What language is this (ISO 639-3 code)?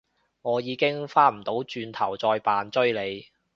yue